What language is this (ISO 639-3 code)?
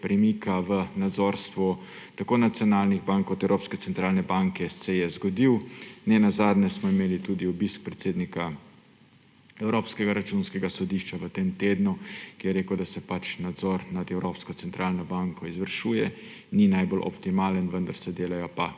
slv